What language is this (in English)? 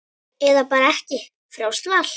Icelandic